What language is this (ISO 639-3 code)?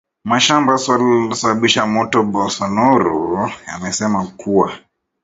swa